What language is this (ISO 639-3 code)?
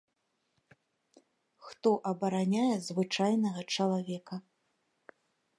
bel